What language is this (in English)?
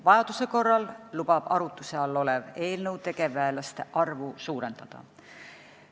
Estonian